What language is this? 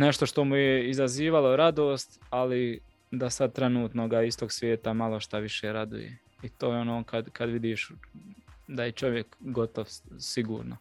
Croatian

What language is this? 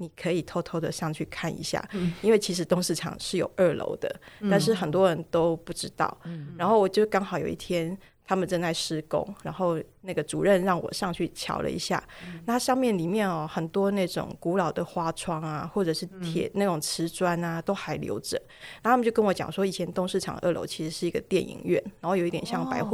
Chinese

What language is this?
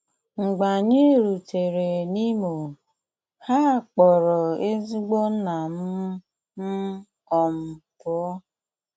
Igbo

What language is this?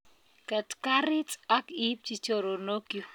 Kalenjin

